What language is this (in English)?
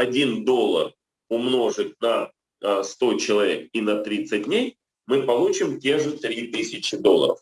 Russian